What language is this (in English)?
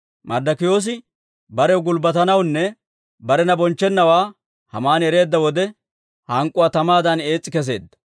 Dawro